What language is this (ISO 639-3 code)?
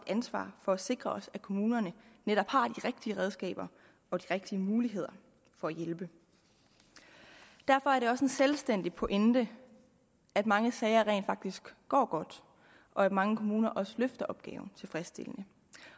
dan